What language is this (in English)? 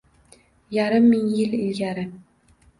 Uzbek